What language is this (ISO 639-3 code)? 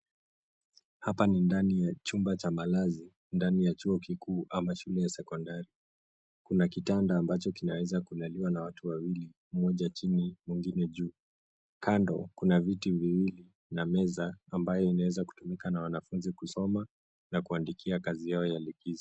swa